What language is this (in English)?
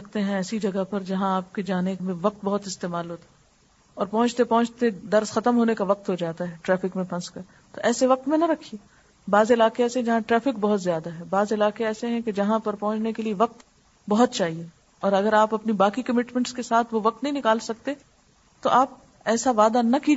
Urdu